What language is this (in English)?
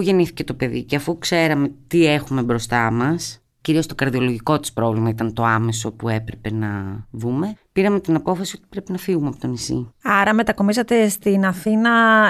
Greek